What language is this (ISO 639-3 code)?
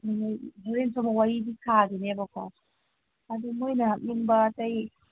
mni